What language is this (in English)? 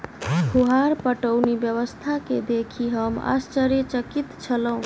Maithili